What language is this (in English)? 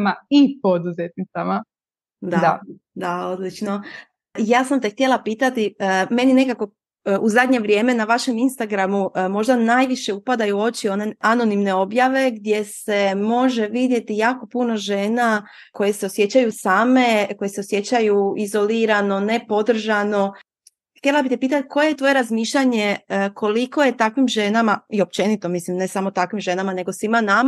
Croatian